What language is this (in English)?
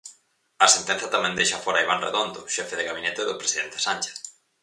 Galician